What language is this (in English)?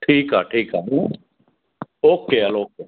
Sindhi